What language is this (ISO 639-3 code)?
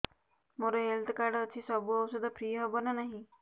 ori